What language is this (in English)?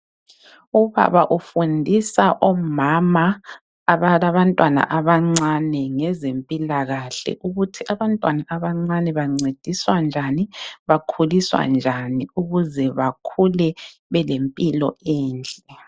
North Ndebele